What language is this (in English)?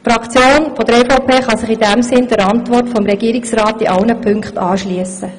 Swiss German